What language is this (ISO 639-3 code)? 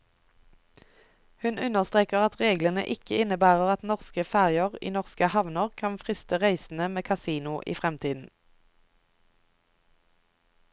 nor